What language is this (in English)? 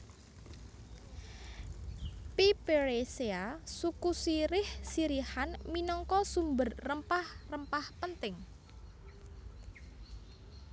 Javanese